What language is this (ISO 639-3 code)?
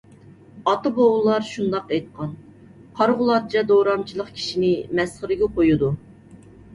uig